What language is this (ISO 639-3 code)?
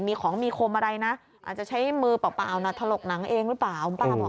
tha